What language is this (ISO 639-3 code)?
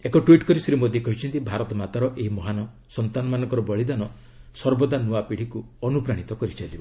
ori